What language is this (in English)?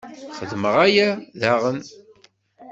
Kabyle